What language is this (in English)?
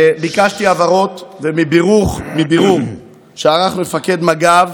Hebrew